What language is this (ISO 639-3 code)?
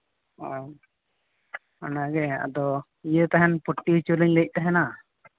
sat